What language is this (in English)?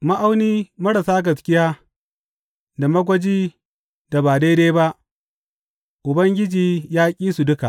Hausa